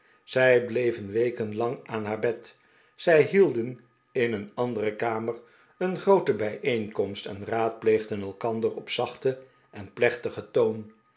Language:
Dutch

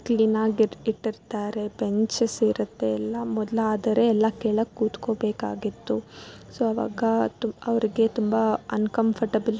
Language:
Kannada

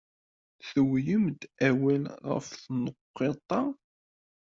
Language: Kabyle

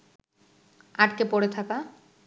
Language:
Bangla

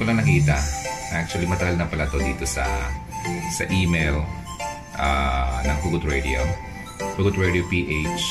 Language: Filipino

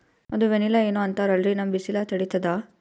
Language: Kannada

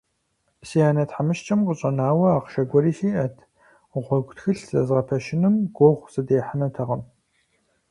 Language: Kabardian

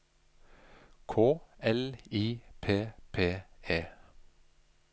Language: Norwegian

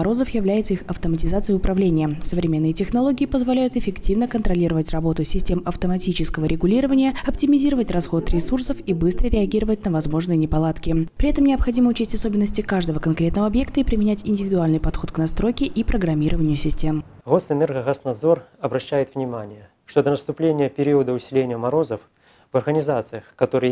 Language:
Russian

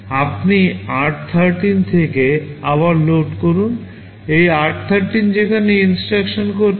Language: Bangla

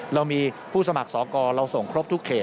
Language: Thai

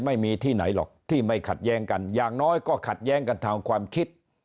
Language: Thai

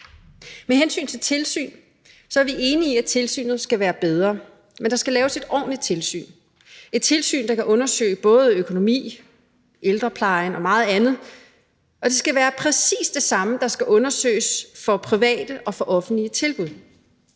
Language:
Danish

